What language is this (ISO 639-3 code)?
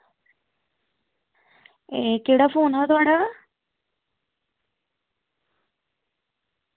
doi